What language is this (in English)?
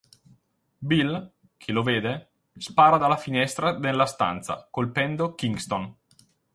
Italian